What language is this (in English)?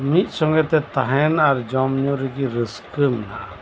Santali